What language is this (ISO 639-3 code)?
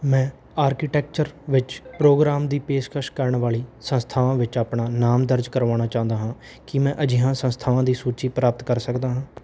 pan